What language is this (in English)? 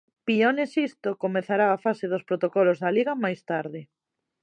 Galician